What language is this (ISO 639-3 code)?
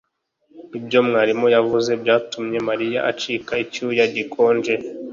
kin